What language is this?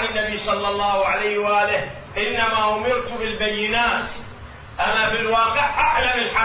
Arabic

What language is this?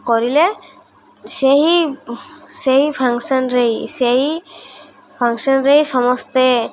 Odia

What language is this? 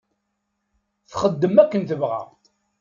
Kabyle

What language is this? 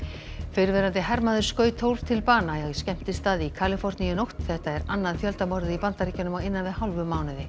Icelandic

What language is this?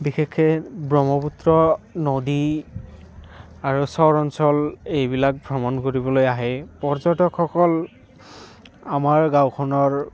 Assamese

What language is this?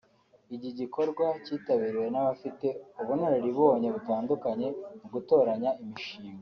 Kinyarwanda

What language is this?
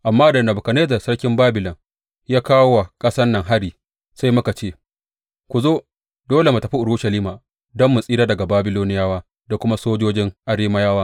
Hausa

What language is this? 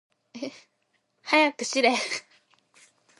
Japanese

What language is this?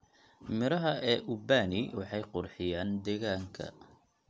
Somali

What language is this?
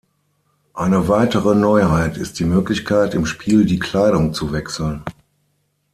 German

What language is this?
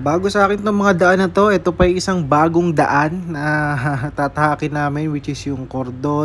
Filipino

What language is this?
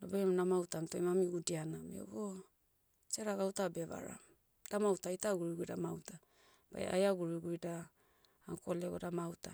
Motu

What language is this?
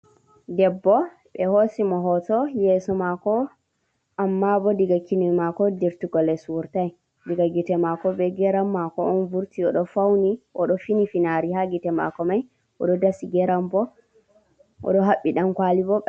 Fula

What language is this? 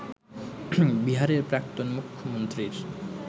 Bangla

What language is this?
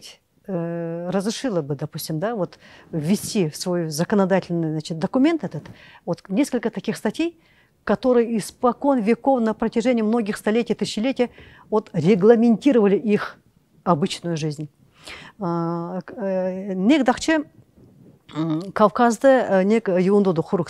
Russian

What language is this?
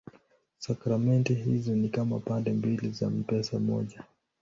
Swahili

